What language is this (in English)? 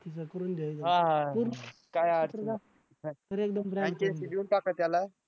Marathi